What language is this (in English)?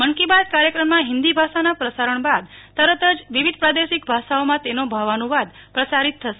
Gujarati